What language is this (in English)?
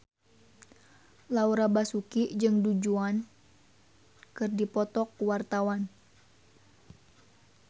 Sundanese